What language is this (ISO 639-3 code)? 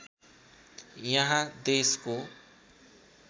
nep